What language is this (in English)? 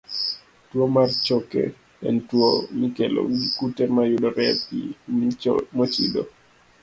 Luo (Kenya and Tanzania)